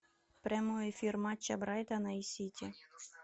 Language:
Russian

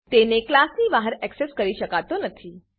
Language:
Gujarati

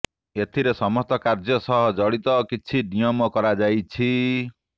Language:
Odia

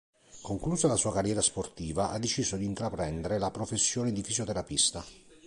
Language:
Italian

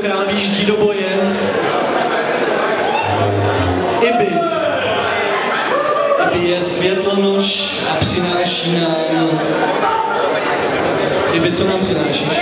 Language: Czech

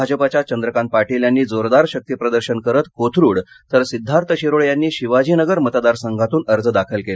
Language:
Marathi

